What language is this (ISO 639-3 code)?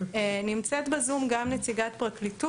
heb